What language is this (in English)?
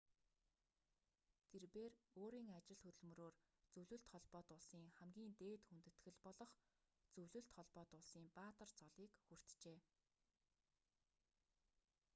Mongolian